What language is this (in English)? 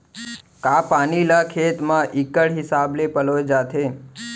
Chhattisgarhi